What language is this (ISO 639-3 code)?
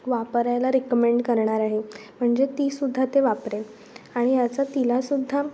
mar